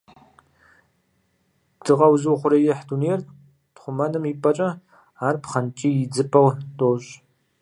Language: Kabardian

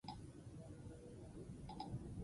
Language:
Basque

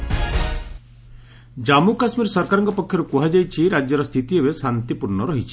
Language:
Odia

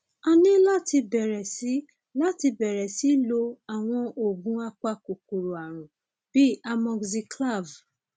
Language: Yoruba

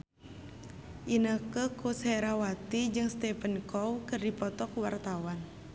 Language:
Sundanese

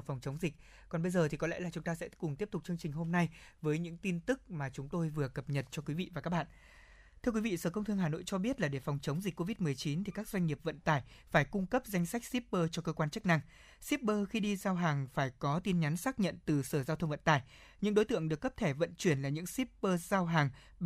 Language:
Vietnamese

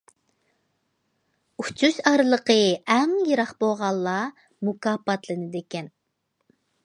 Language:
Uyghur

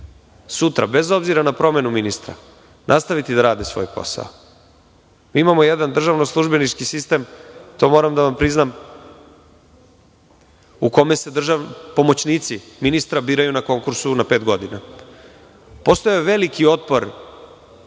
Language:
Serbian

